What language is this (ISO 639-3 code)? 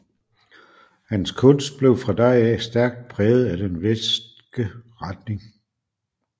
dan